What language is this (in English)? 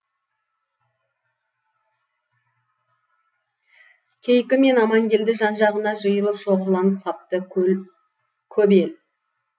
Kazakh